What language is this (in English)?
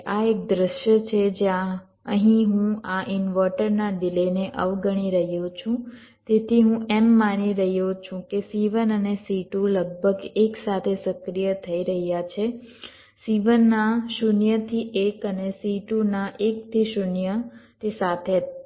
Gujarati